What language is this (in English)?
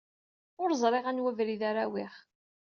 Kabyle